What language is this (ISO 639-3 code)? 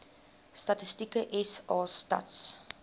afr